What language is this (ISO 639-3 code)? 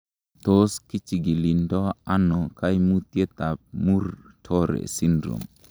kln